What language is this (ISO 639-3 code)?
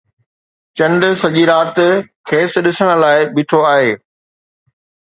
snd